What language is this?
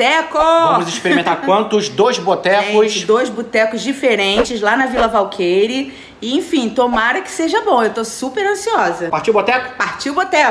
Portuguese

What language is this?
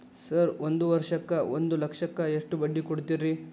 Kannada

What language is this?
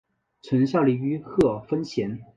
Chinese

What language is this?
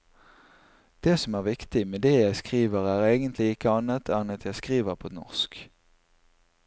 Norwegian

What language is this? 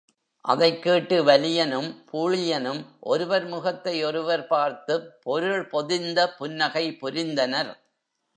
Tamil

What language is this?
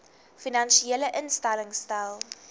Afrikaans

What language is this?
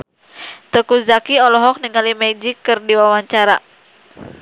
Sundanese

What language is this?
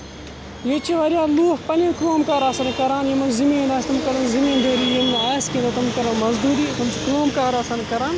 Kashmiri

